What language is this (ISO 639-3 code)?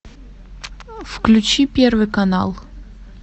rus